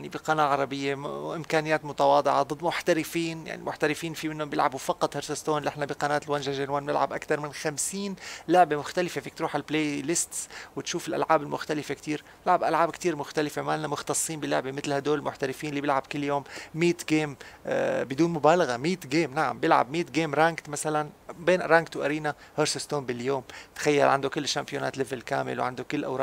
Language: Arabic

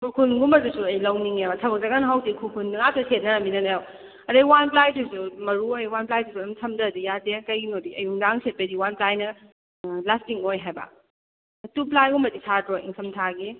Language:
Manipuri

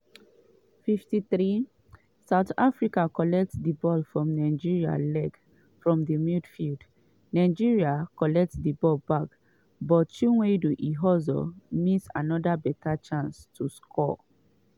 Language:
Nigerian Pidgin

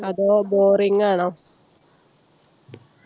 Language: Malayalam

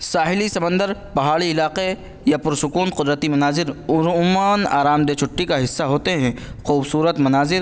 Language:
Urdu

